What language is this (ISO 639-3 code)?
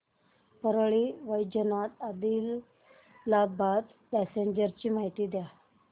mar